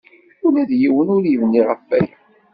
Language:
Kabyle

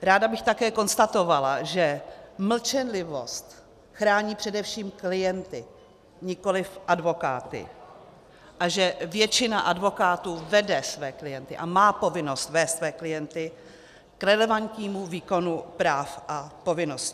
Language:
Czech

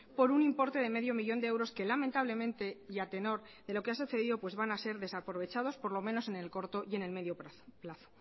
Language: Spanish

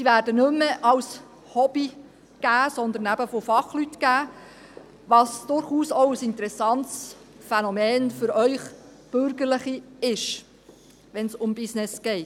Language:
Swiss German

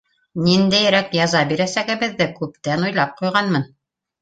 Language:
Bashkir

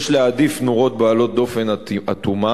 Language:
Hebrew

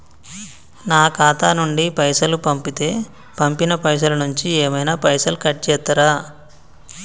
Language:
Telugu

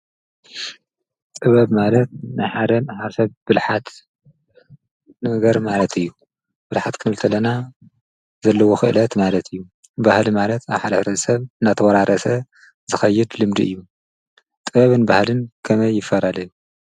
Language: Tigrinya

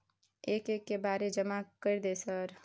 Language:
Maithili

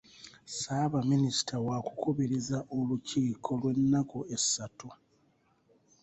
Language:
Ganda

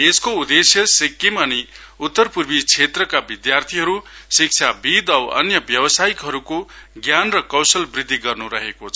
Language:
Nepali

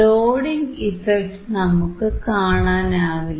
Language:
Malayalam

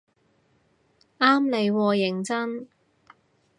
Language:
Cantonese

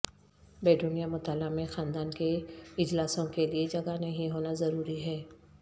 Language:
Urdu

